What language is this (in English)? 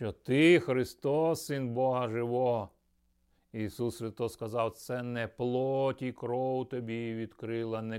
Ukrainian